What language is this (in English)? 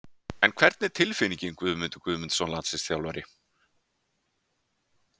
Icelandic